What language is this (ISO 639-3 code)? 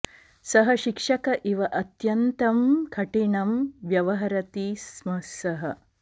san